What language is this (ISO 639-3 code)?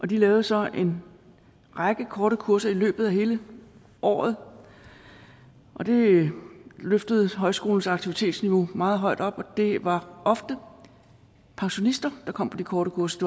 dan